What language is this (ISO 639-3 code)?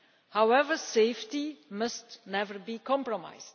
eng